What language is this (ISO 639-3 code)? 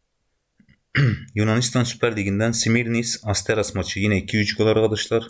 tur